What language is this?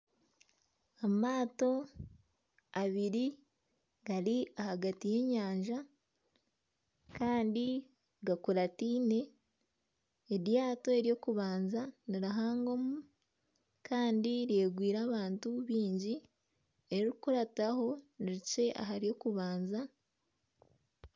Nyankole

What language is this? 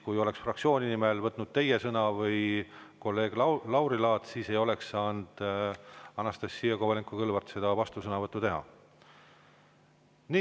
Estonian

